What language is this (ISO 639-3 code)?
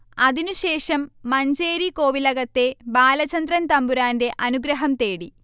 mal